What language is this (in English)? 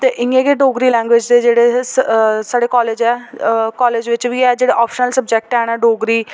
Dogri